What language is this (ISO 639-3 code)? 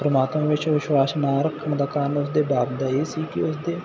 pan